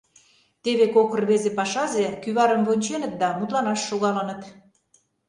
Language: Mari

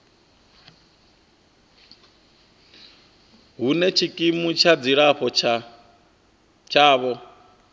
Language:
Venda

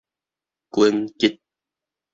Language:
Min Nan Chinese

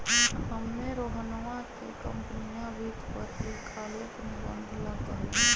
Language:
Magahi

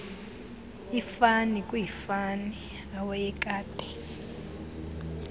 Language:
Xhosa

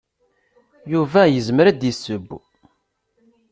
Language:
Kabyle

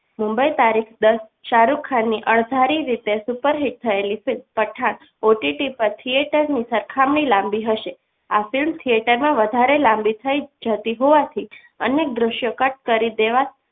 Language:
Gujarati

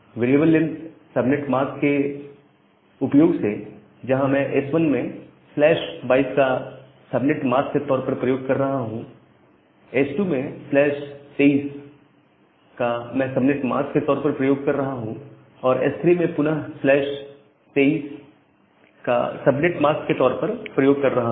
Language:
Hindi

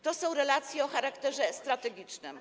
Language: Polish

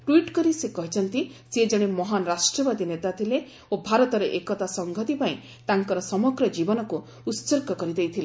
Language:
Odia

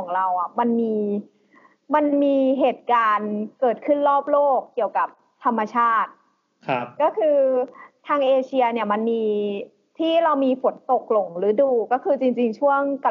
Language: Thai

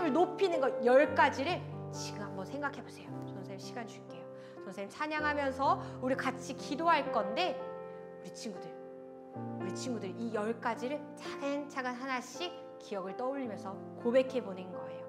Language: Korean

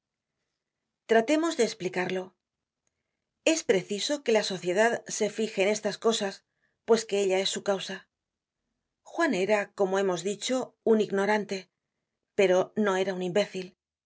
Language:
Spanish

